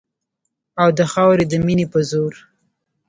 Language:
Pashto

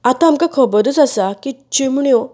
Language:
Konkani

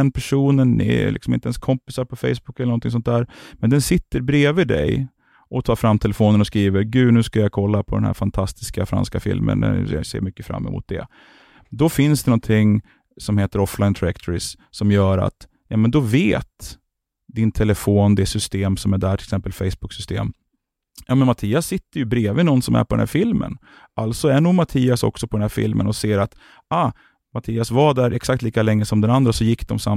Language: Swedish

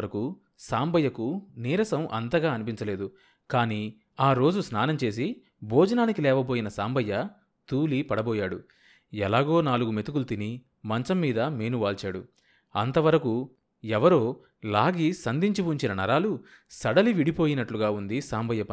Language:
Telugu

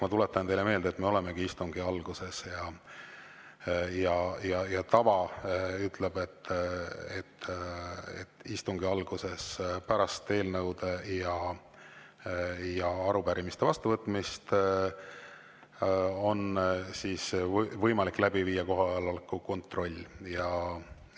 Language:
Estonian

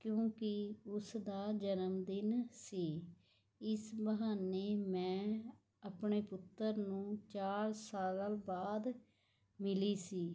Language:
Punjabi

